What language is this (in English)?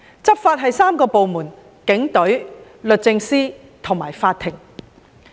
Cantonese